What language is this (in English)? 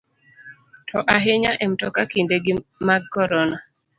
Luo (Kenya and Tanzania)